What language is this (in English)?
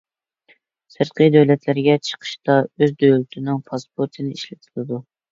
Uyghur